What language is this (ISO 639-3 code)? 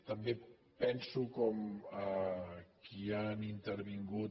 cat